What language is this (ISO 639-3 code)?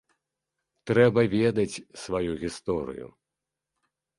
bel